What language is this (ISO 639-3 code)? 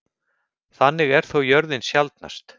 isl